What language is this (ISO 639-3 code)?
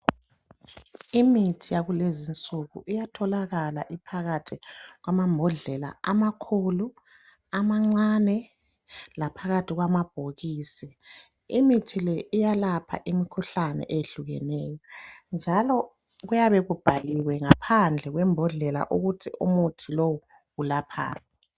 nde